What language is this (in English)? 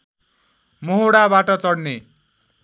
Nepali